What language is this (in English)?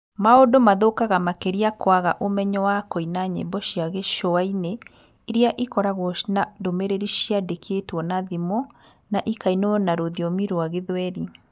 Kikuyu